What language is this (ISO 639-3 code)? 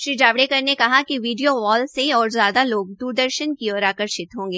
hin